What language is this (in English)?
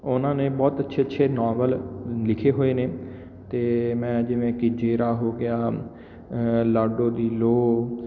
Punjabi